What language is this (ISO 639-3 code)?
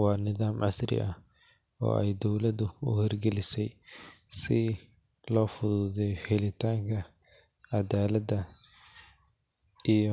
som